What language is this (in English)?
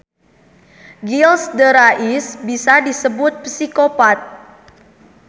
Sundanese